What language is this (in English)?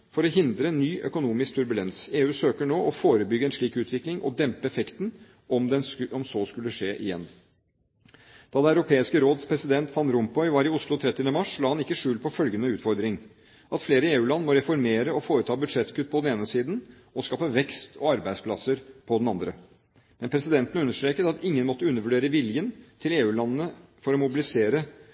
Norwegian Bokmål